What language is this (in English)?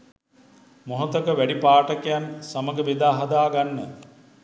Sinhala